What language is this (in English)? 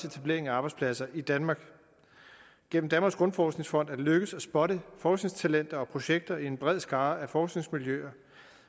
Danish